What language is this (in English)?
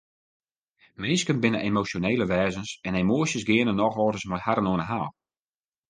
Western Frisian